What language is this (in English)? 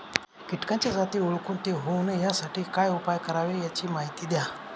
Marathi